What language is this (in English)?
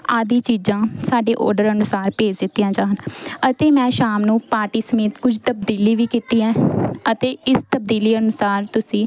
Punjabi